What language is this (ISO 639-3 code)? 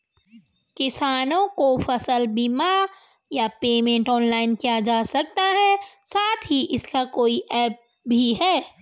hin